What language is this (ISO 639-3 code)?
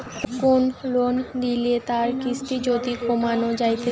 ben